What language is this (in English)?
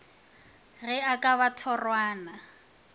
Northern Sotho